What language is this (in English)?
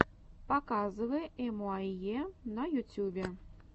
Russian